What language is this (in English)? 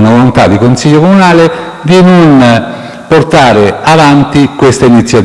Italian